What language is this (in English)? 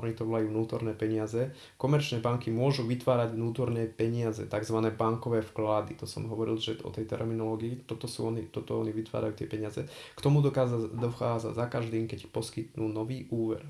Slovak